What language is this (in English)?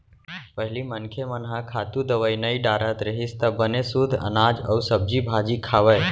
Chhattisgarhi